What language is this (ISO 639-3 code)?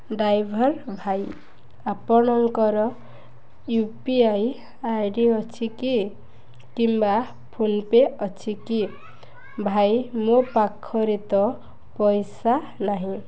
ori